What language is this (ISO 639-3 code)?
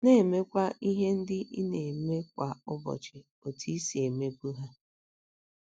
ibo